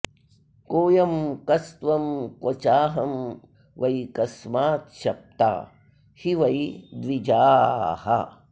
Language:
Sanskrit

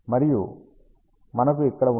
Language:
Telugu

